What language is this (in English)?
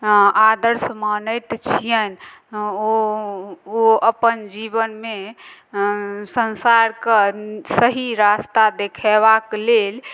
Maithili